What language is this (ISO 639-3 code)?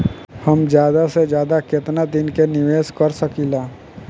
bho